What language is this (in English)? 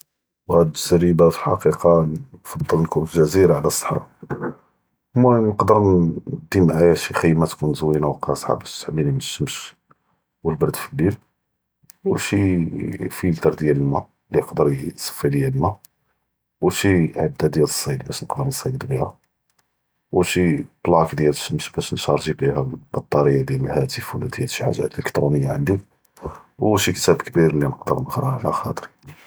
Judeo-Arabic